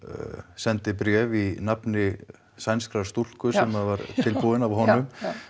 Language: Icelandic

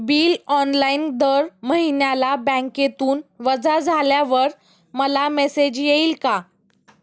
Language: Marathi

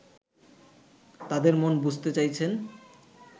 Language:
Bangla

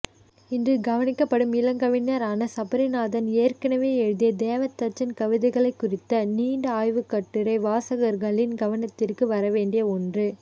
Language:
Tamil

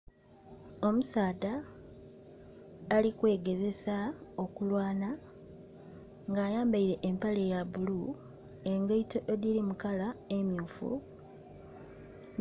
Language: Soga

